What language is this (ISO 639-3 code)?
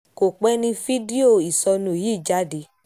yor